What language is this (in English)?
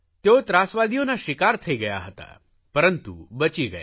Gujarati